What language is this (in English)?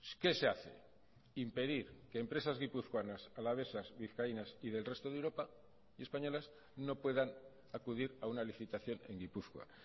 Spanish